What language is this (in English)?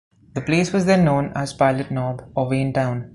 English